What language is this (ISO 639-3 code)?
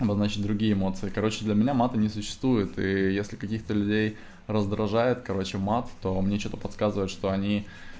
rus